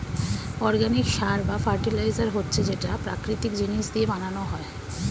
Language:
Bangla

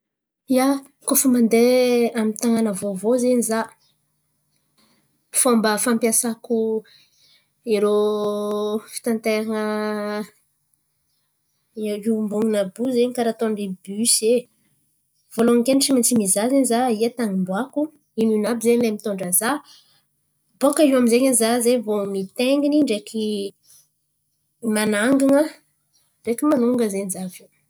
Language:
Antankarana Malagasy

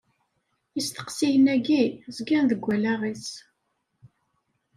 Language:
Kabyle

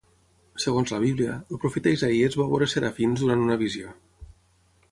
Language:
Catalan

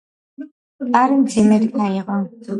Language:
Georgian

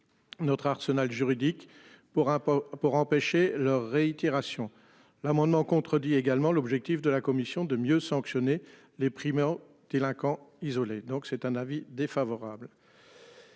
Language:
French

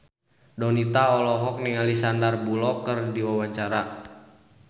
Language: Sundanese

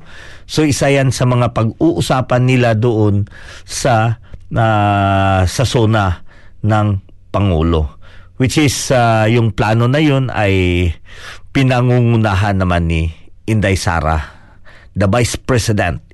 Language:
Filipino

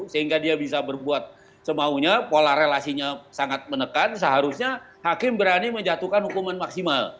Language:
Indonesian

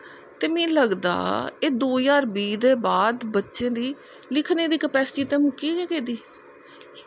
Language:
Dogri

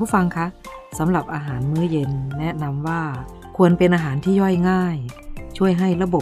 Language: Thai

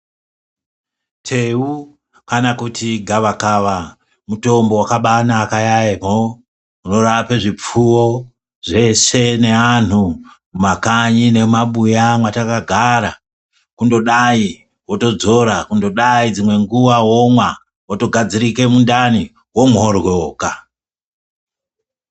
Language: Ndau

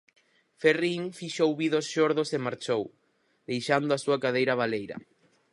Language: Galician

